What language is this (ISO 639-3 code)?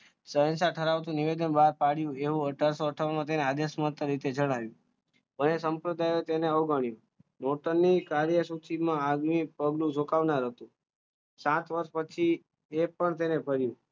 guj